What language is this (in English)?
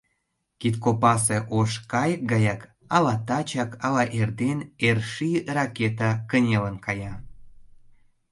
Mari